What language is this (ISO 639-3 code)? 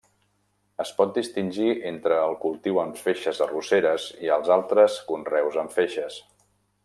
cat